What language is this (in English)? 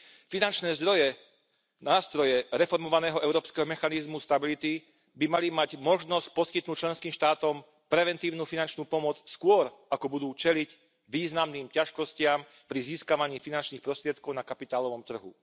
Slovak